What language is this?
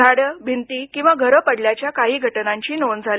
Marathi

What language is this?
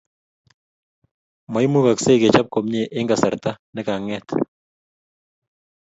Kalenjin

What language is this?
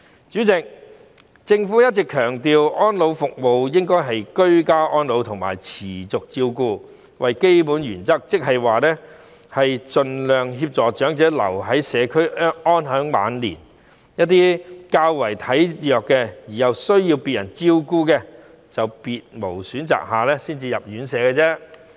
Cantonese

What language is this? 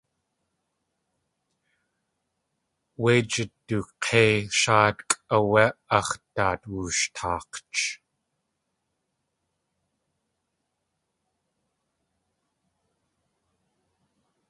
Tlingit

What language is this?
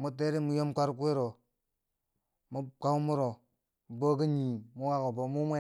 Bangwinji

